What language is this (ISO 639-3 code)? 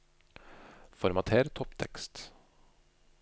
nor